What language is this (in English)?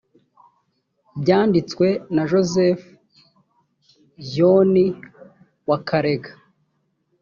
Kinyarwanda